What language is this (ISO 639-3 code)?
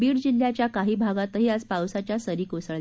mar